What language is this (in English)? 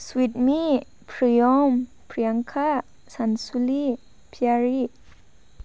Bodo